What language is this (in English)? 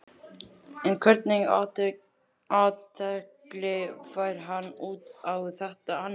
Icelandic